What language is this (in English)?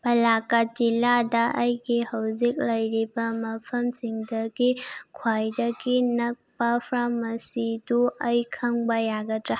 Manipuri